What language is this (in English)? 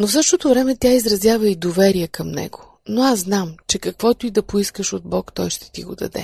Bulgarian